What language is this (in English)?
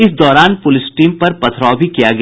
Hindi